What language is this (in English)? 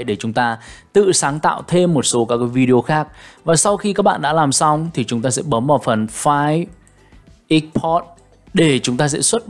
Vietnamese